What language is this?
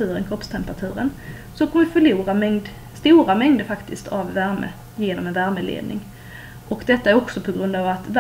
Swedish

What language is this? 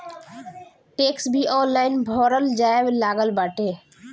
Bhojpuri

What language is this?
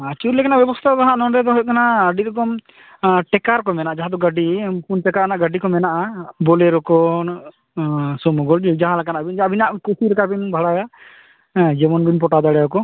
Santali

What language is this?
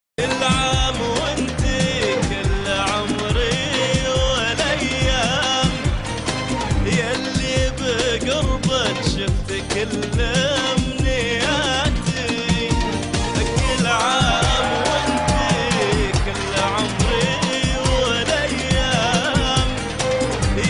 Arabic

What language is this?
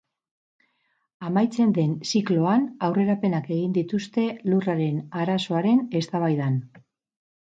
Basque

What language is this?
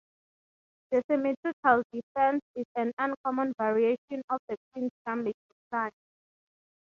English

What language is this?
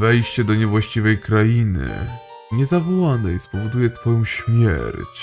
Polish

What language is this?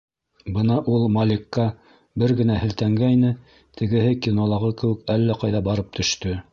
Bashkir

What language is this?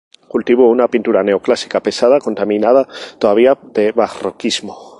Spanish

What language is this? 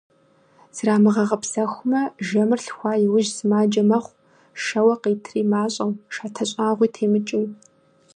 Kabardian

